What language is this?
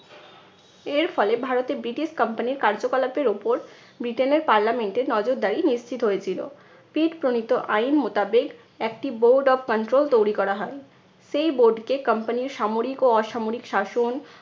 Bangla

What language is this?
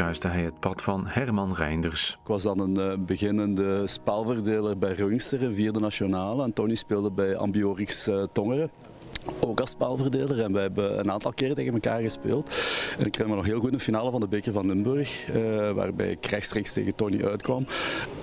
Dutch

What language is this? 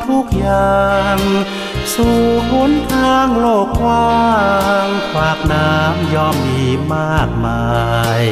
Thai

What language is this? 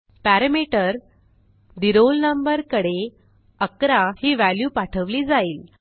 Marathi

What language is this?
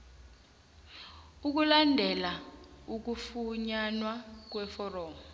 South Ndebele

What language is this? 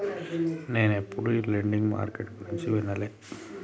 Telugu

